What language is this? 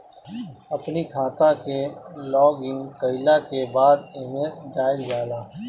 Bhojpuri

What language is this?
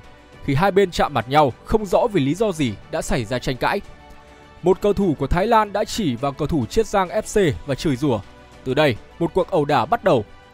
Vietnamese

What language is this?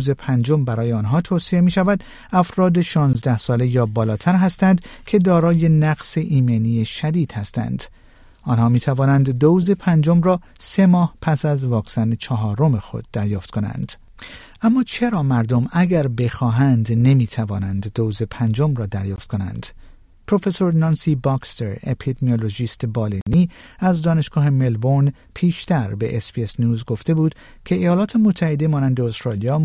Persian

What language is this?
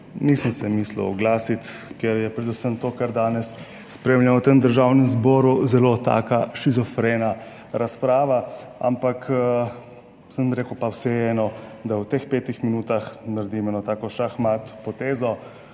Slovenian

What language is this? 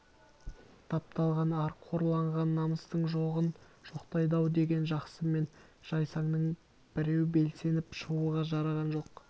Kazakh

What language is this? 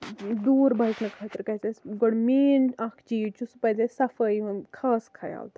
Kashmiri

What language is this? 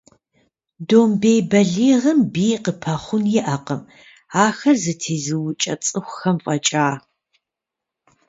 Kabardian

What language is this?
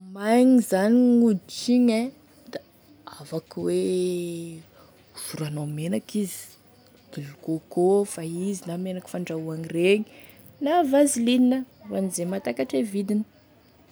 Tesaka Malagasy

